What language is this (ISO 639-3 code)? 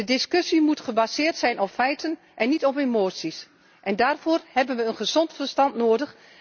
nld